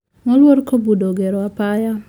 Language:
Luo (Kenya and Tanzania)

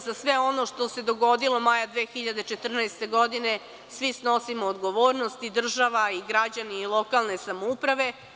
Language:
Serbian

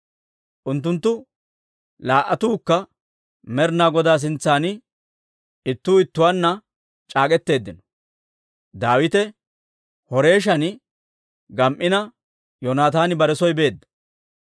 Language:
Dawro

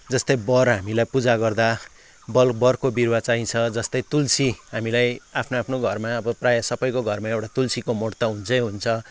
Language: Nepali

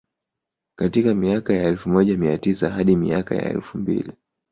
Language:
Swahili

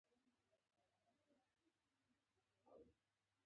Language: Pashto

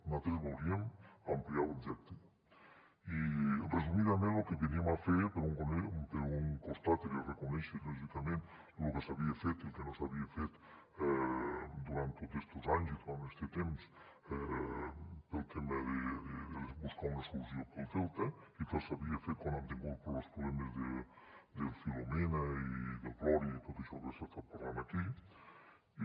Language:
Catalan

